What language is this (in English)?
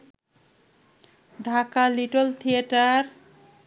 Bangla